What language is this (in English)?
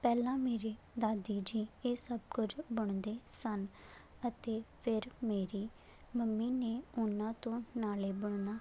Punjabi